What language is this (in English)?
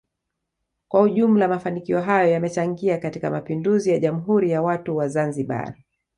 Swahili